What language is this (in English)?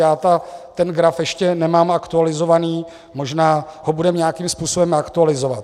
Czech